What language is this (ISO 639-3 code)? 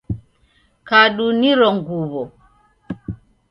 dav